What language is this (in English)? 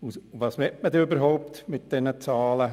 Swiss German